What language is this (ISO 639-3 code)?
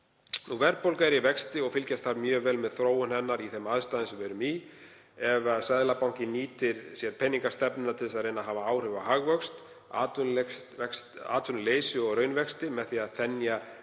isl